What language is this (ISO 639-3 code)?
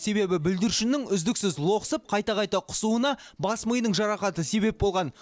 kaz